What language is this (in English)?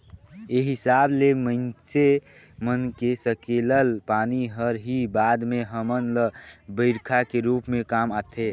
Chhattisgarhi